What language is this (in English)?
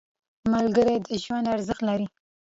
Pashto